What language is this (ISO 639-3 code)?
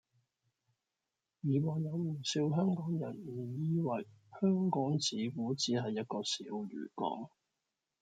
yue